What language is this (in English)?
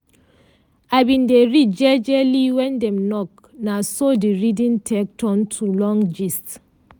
Nigerian Pidgin